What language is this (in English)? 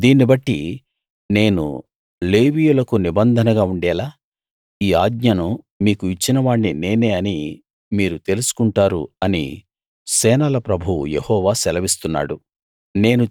Telugu